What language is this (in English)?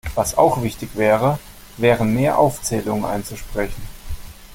German